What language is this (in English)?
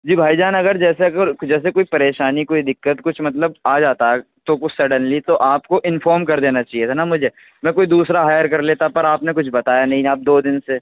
Urdu